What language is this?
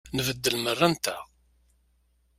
Kabyle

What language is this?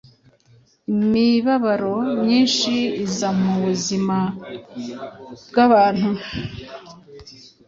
Kinyarwanda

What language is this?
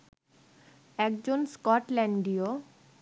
Bangla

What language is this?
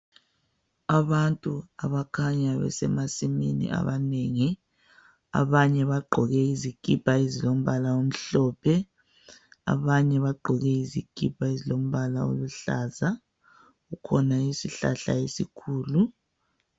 North Ndebele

